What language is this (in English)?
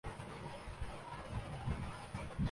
Urdu